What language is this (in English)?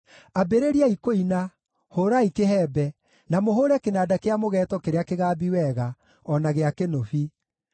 Kikuyu